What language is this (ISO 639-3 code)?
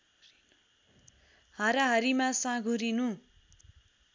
nep